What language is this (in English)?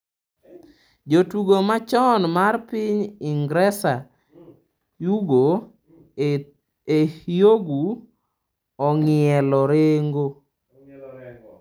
Luo (Kenya and Tanzania)